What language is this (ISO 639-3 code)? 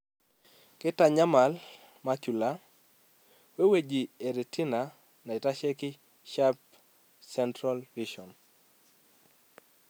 mas